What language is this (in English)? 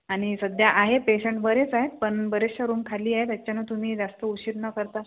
Marathi